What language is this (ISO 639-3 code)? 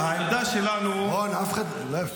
heb